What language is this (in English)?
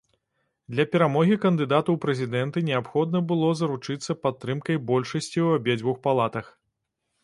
Belarusian